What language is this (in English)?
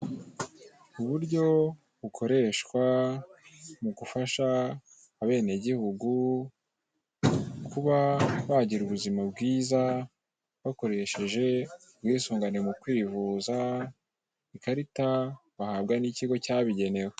Kinyarwanda